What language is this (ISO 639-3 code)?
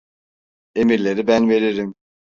tur